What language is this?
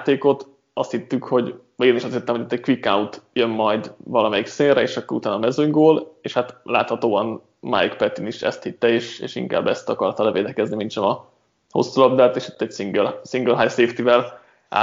Hungarian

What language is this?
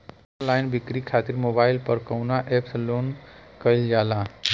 Bhojpuri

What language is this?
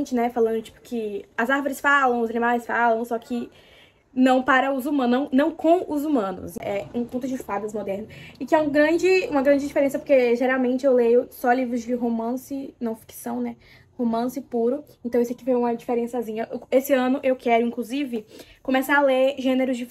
Portuguese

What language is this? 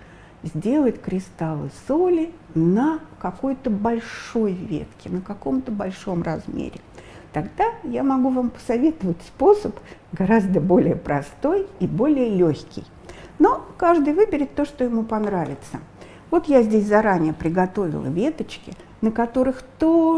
Russian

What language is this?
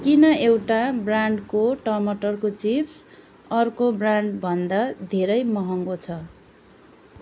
Nepali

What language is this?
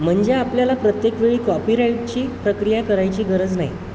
Marathi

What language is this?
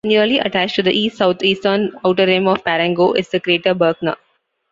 English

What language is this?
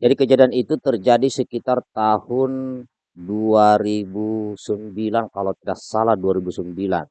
Indonesian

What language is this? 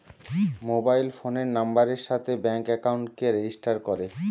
Bangla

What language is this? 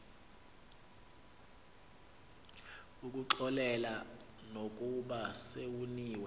Xhosa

